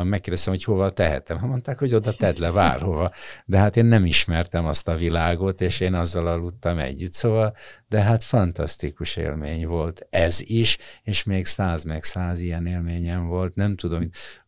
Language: Hungarian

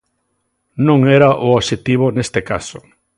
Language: Galician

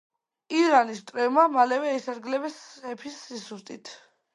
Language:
Georgian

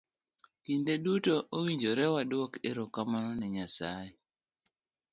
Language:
Luo (Kenya and Tanzania)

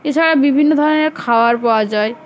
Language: Bangla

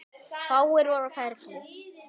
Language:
Icelandic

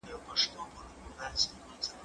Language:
Pashto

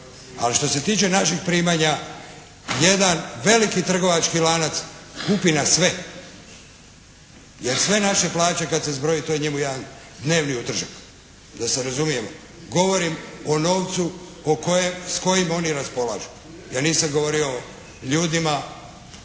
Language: Croatian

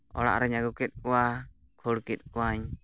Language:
Santali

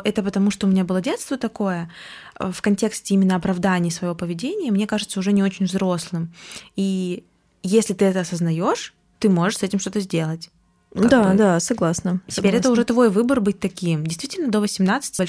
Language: Russian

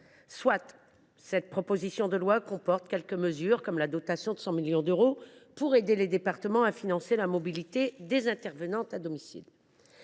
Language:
French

